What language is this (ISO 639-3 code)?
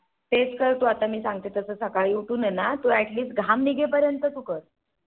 mar